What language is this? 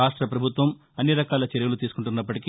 Telugu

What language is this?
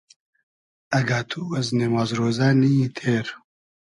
Hazaragi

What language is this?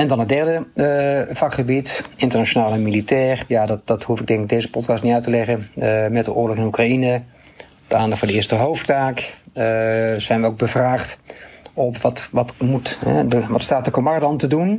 Dutch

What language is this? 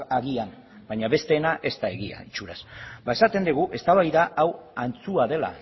Basque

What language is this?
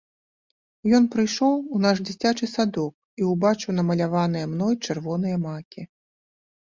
Belarusian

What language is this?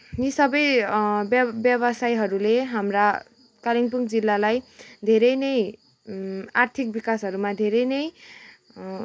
Nepali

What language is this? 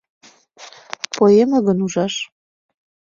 Mari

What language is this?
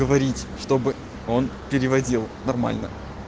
Russian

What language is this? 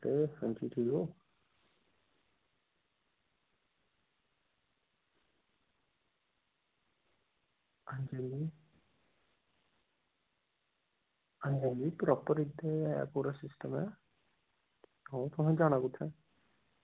Dogri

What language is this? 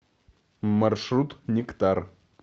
Russian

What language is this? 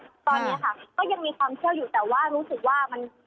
Thai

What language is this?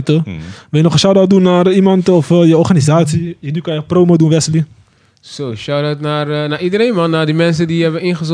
Dutch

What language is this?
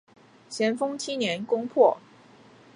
Chinese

